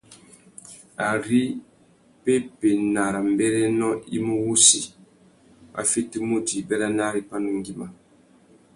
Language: Tuki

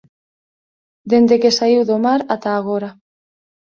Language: Galician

